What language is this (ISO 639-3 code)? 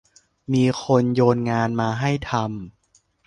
tha